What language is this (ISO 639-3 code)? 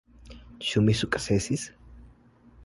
epo